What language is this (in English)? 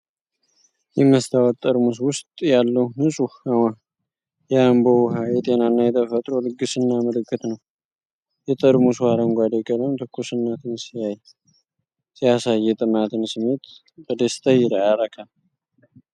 Amharic